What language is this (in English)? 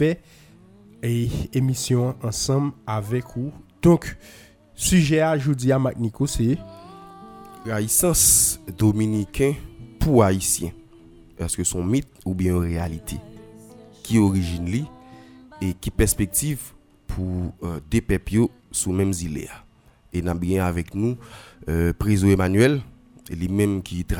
French